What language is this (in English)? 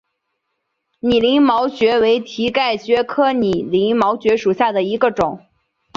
Chinese